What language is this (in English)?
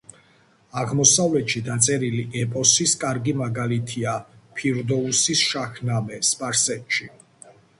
Georgian